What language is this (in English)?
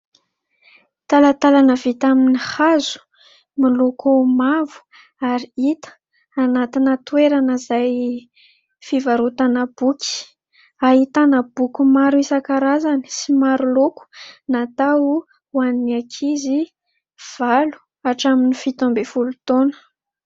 Malagasy